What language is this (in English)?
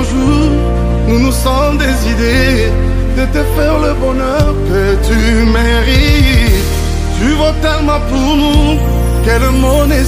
Romanian